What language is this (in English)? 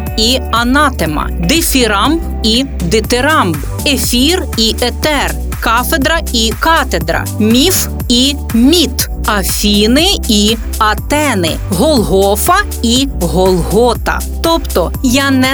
Ukrainian